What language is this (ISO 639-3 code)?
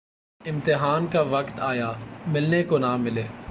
urd